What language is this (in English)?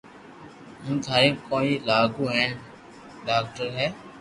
Loarki